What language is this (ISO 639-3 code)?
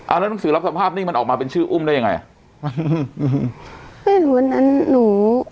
tha